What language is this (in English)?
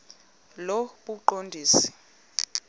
Xhosa